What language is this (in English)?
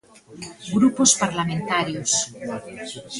Galician